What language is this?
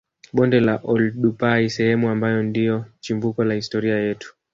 Swahili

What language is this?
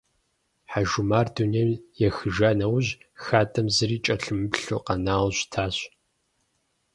Kabardian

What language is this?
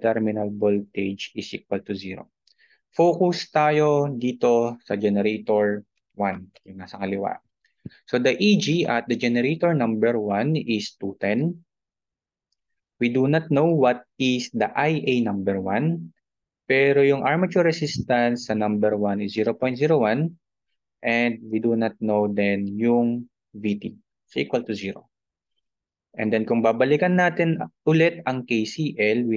Filipino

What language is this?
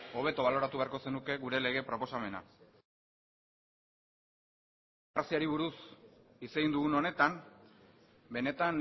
Basque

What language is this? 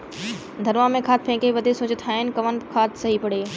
Bhojpuri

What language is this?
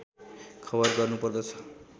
Nepali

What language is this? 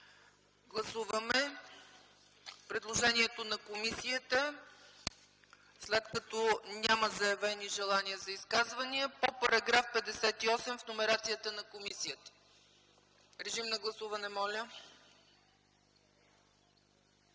Bulgarian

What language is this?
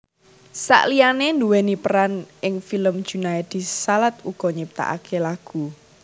Javanese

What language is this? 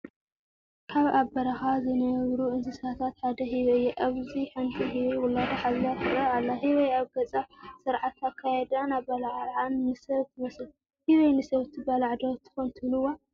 Tigrinya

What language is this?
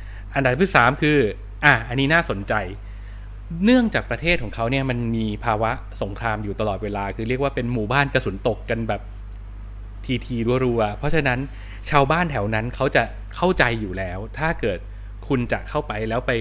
Thai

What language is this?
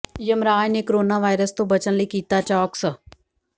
Punjabi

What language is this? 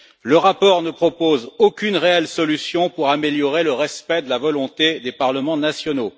French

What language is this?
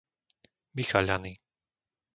Slovak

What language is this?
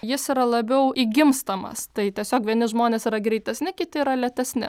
Lithuanian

